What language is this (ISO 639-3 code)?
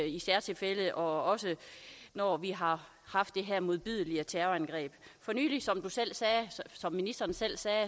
dan